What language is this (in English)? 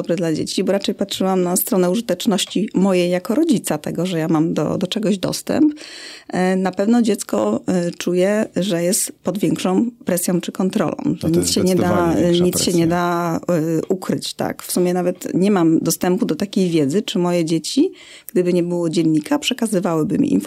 Polish